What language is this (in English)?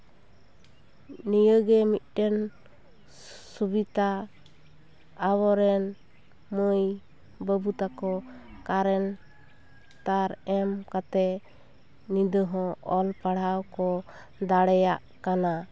Santali